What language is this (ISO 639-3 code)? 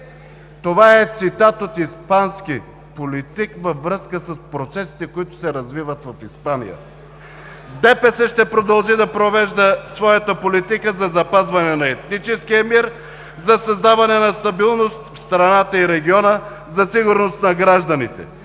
bul